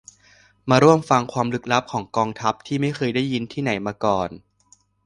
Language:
Thai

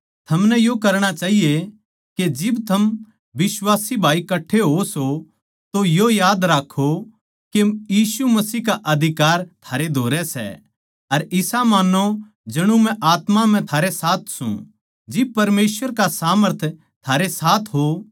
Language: Haryanvi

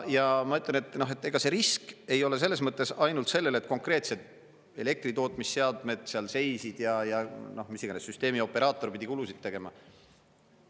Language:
Estonian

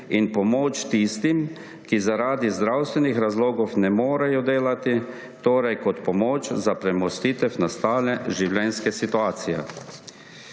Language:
Slovenian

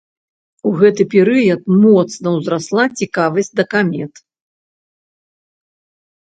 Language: Belarusian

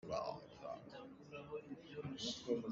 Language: Hakha Chin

